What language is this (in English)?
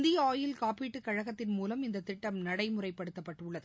Tamil